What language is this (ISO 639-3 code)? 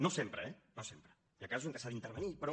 cat